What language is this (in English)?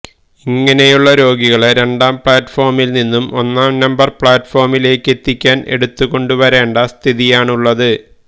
Malayalam